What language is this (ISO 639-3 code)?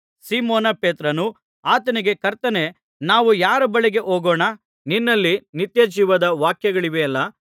kan